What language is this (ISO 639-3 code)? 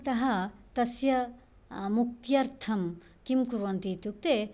san